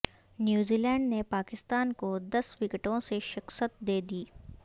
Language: Urdu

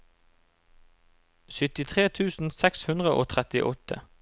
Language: Norwegian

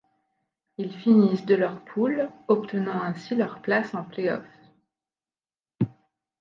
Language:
French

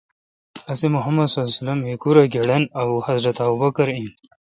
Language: Kalkoti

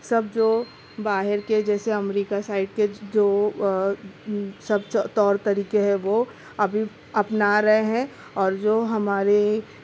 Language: Urdu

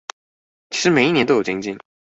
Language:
Chinese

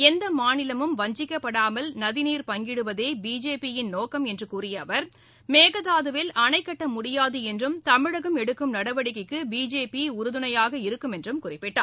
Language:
Tamil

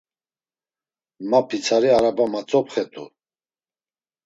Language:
Laz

